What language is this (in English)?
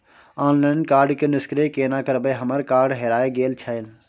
Maithili